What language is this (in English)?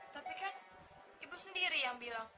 Indonesian